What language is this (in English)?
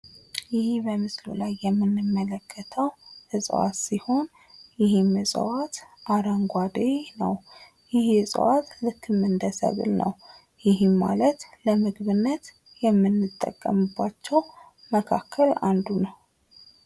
Amharic